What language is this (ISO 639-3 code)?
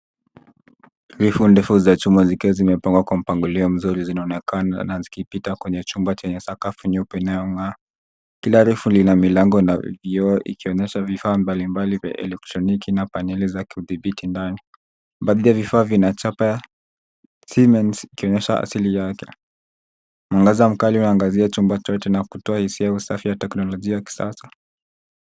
swa